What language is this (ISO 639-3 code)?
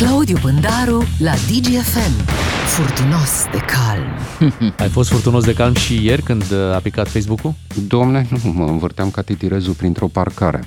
ron